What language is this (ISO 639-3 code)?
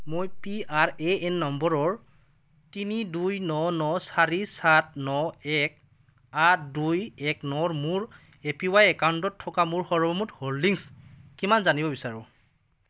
asm